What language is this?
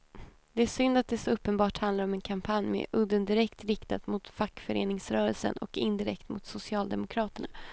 Swedish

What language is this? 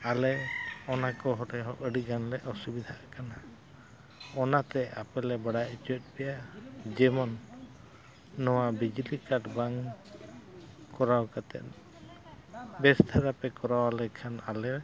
Santali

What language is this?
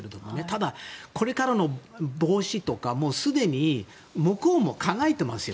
Japanese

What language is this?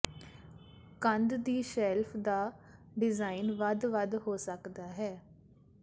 Punjabi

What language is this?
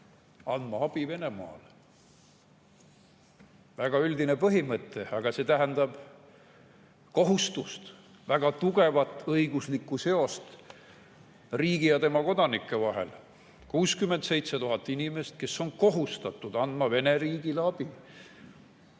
Estonian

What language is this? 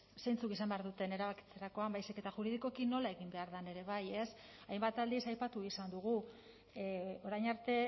Basque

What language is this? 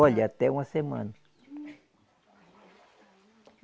Portuguese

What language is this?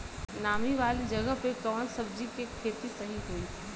Bhojpuri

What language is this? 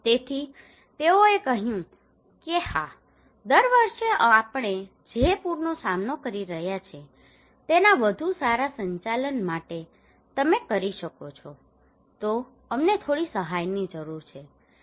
Gujarati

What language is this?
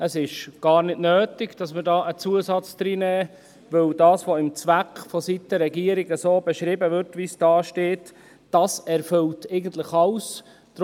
Swiss German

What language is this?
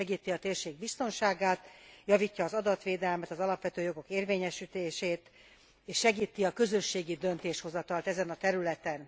Hungarian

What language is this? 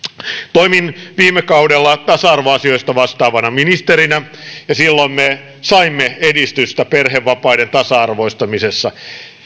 Finnish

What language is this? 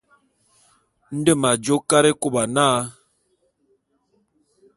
Bulu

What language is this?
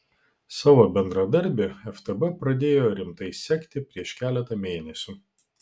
Lithuanian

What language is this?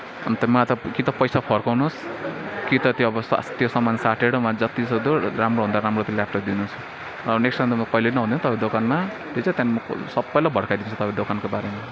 Nepali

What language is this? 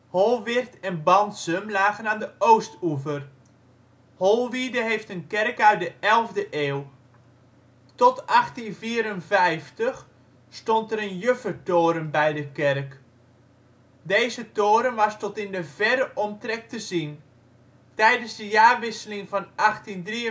Dutch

